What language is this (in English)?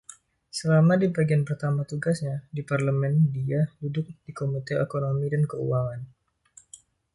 Indonesian